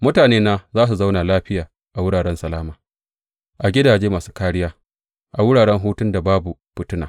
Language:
Hausa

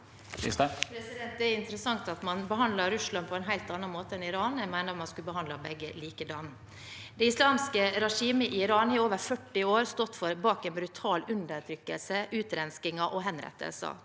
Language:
Norwegian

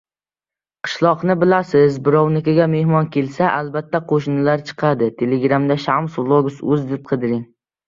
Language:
Uzbek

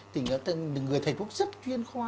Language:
Vietnamese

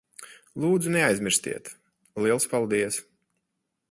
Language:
Latvian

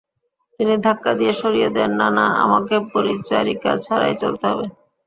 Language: Bangla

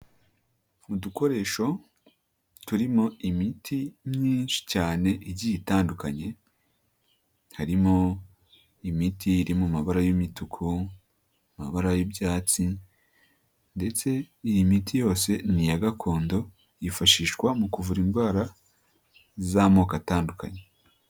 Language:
Kinyarwanda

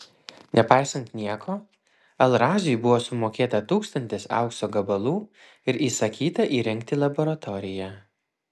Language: Lithuanian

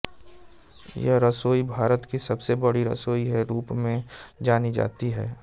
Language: Hindi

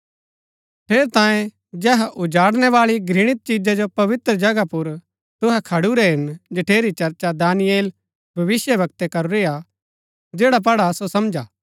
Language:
Gaddi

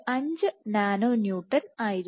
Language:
Malayalam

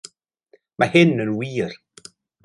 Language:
Welsh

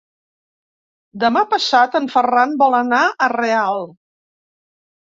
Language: Catalan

